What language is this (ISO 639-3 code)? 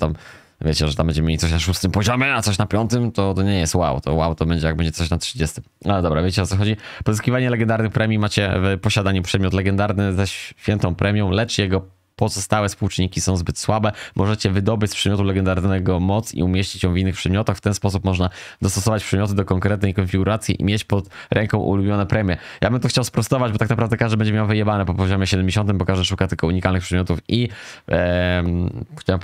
pol